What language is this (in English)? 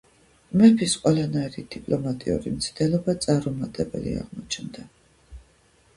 Georgian